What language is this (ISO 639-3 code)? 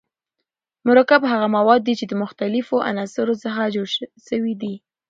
pus